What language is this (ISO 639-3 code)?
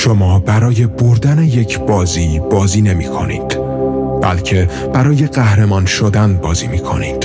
fas